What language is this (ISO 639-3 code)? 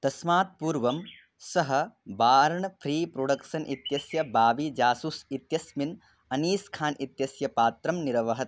san